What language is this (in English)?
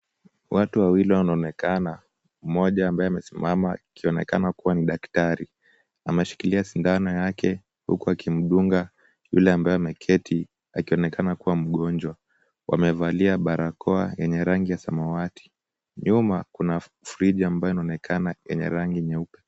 Swahili